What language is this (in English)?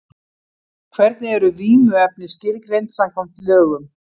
Icelandic